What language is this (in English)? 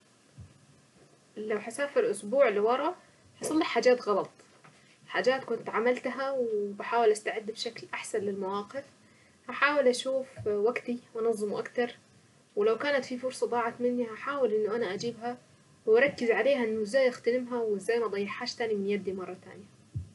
Saidi Arabic